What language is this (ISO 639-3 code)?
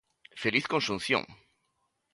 glg